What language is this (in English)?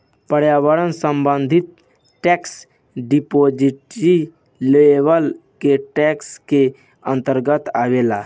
Bhojpuri